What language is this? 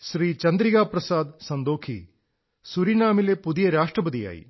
Malayalam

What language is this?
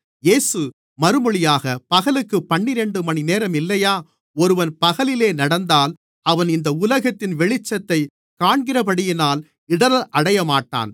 Tamil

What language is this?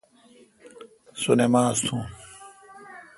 Kalkoti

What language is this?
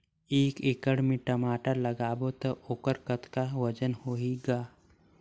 Chhattisgarhi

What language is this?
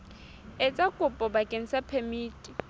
Southern Sotho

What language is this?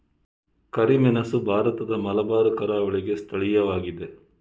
Kannada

